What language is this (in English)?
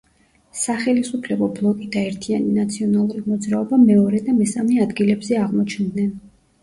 Georgian